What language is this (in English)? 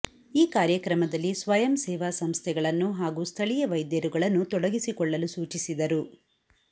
Kannada